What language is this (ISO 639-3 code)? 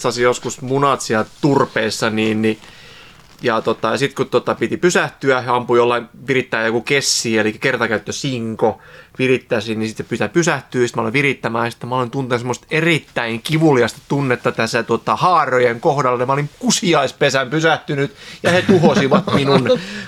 fin